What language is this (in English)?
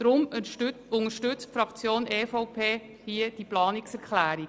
Swiss German